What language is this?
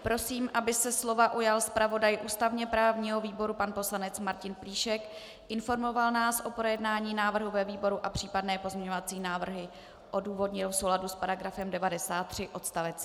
Czech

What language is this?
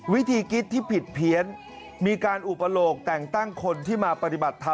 Thai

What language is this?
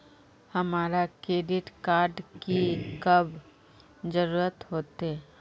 Magahi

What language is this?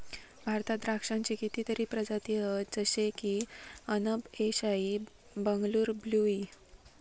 Marathi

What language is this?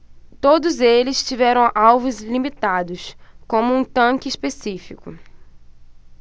Portuguese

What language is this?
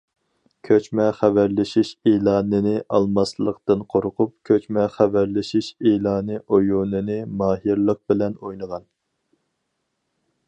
Uyghur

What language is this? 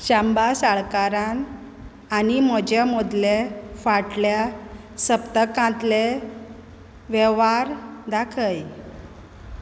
Konkani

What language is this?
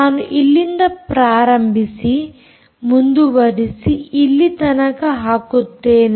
Kannada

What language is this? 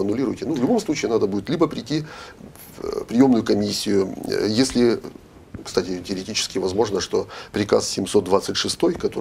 Russian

